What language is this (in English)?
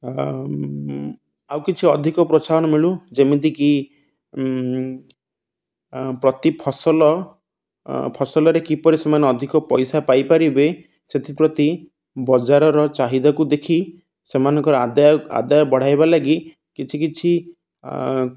Odia